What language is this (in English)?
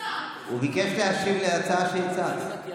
Hebrew